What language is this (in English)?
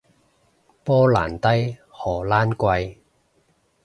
Cantonese